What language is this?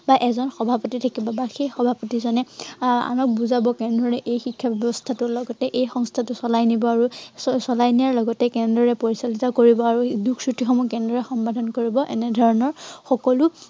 Assamese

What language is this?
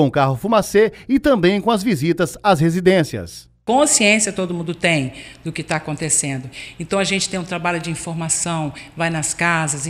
Portuguese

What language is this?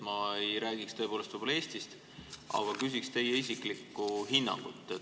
Estonian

